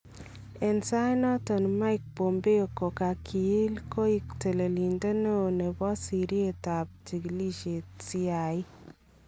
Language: Kalenjin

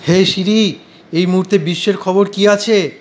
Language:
Bangla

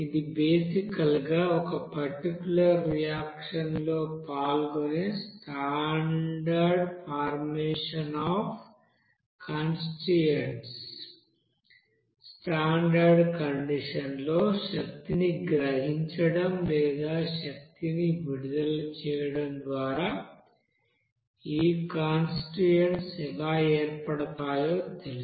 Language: Telugu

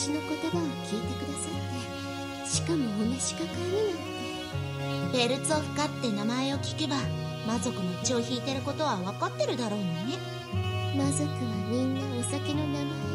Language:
Japanese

